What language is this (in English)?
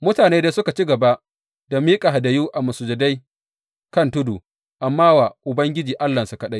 Hausa